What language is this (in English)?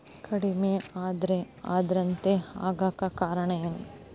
Kannada